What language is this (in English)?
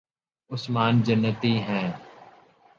Urdu